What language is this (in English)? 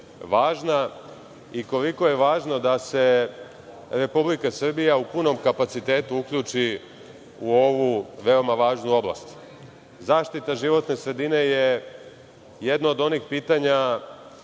Serbian